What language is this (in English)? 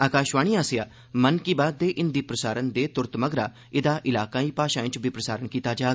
Dogri